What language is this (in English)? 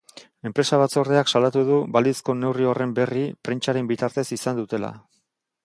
Basque